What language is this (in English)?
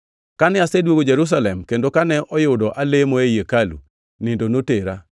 Luo (Kenya and Tanzania)